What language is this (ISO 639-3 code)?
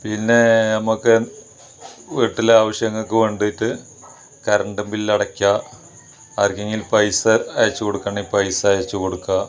mal